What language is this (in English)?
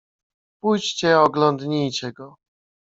Polish